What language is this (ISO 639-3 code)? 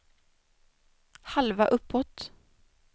swe